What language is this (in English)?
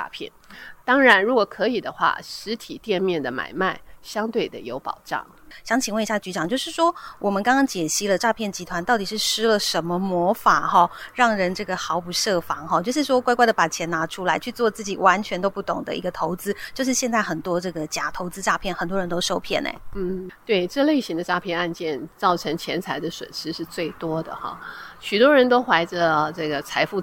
Chinese